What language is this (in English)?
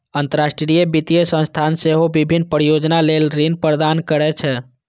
Maithili